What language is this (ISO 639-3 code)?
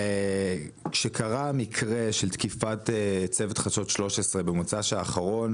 heb